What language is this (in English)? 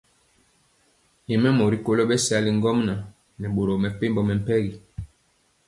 Mpiemo